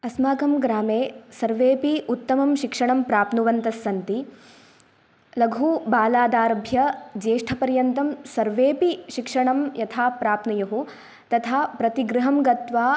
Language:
Sanskrit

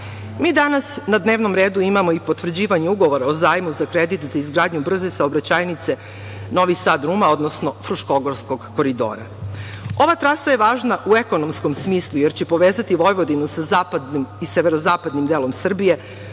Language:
Serbian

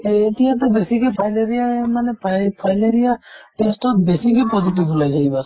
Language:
Assamese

